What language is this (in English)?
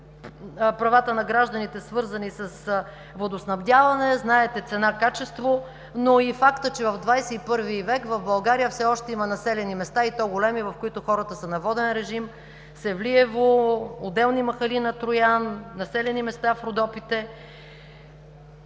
Bulgarian